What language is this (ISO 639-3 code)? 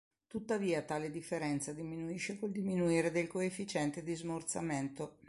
ita